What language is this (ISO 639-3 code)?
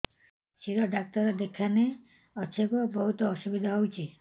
ori